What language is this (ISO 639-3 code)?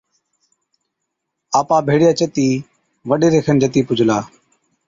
odk